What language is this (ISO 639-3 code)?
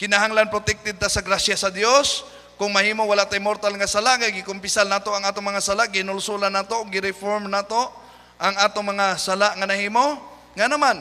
fil